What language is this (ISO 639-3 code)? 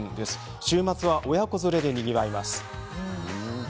jpn